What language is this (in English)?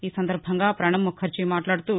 Telugu